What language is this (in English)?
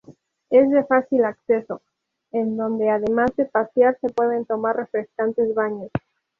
Spanish